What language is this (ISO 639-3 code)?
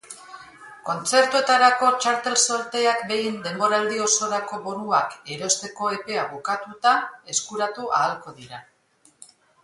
eus